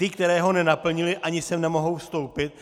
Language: Czech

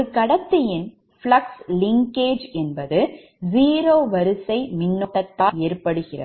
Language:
Tamil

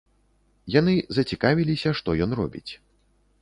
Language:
Belarusian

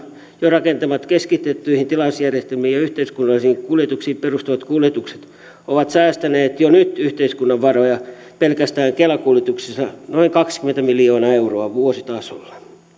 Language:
Finnish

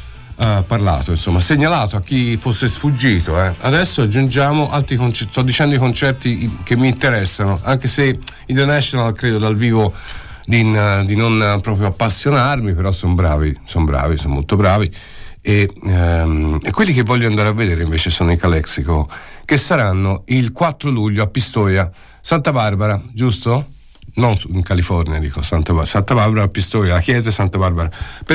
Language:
Italian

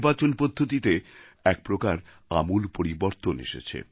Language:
Bangla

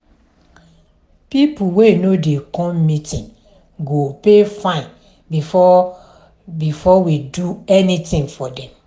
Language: Nigerian Pidgin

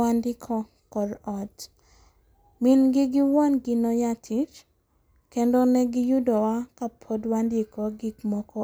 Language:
Luo (Kenya and Tanzania)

